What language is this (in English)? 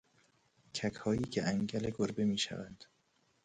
Persian